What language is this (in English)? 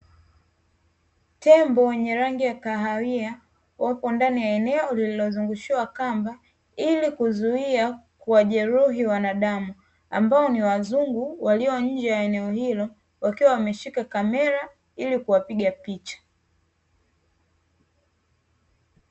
Swahili